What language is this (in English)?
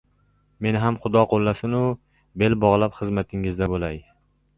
Uzbek